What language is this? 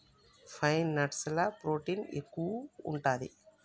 Telugu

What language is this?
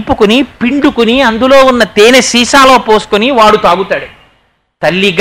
Telugu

